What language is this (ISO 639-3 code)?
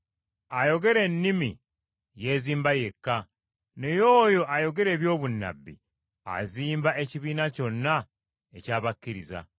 lug